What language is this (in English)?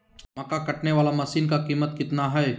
Magahi